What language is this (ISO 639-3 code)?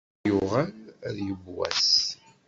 kab